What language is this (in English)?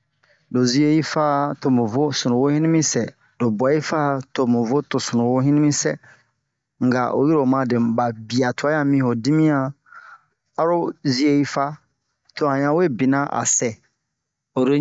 Bomu